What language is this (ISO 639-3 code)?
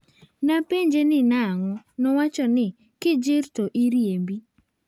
luo